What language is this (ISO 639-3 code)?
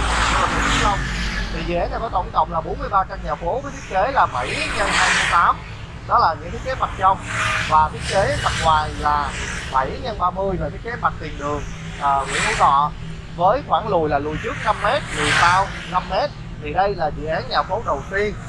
vie